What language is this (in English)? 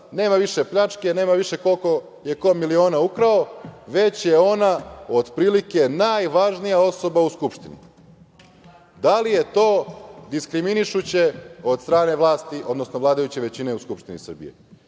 Serbian